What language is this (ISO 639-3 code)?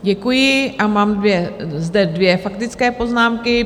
ces